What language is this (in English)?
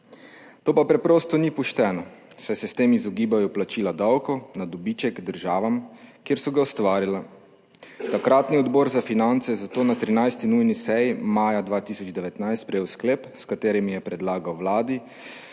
Slovenian